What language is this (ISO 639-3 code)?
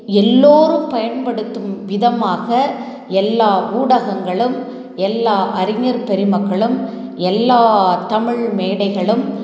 tam